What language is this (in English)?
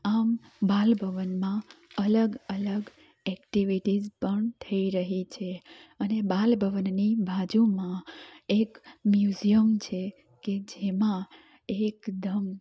Gujarati